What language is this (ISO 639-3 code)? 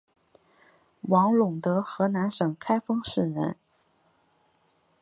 zho